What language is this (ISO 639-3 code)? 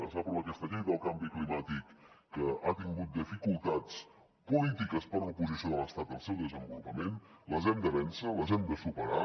cat